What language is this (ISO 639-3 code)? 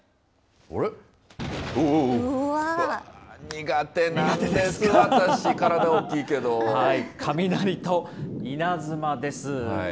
jpn